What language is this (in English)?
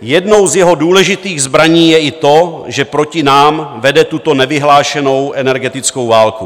Czech